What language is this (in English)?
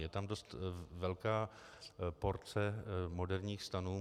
Czech